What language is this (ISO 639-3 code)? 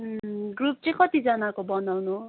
nep